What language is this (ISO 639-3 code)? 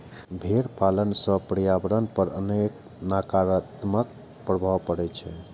mai